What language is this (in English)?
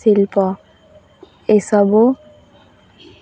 Odia